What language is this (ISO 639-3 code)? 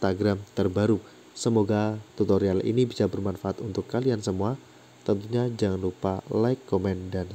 ind